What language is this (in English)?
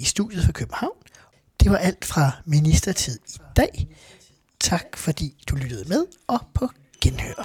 Danish